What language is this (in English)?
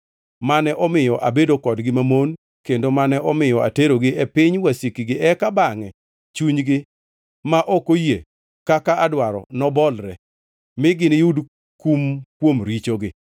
Luo (Kenya and Tanzania)